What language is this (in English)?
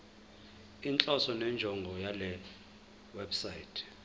Zulu